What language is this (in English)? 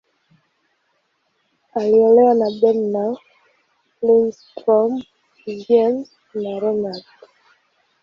Swahili